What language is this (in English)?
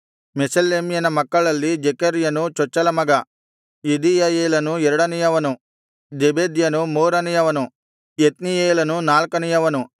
Kannada